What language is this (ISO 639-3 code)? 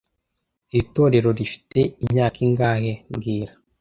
kin